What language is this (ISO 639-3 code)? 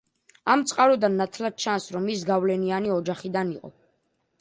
kat